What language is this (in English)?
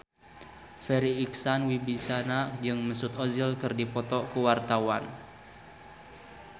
Sundanese